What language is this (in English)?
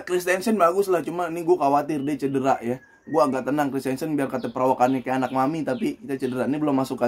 Indonesian